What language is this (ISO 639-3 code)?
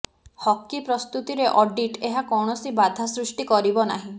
ori